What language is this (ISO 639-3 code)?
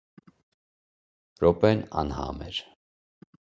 hye